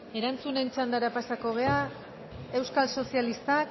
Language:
Basque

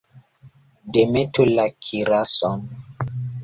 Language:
Esperanto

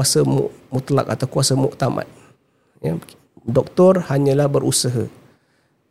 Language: Malay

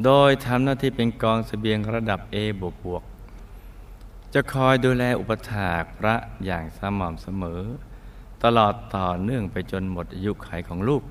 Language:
Thai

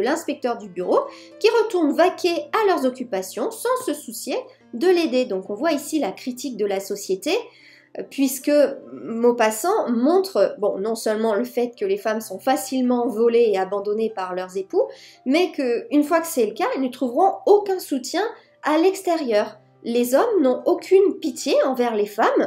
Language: French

